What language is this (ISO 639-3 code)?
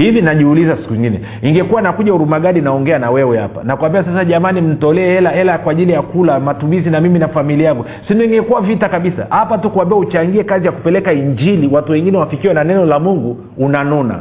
swa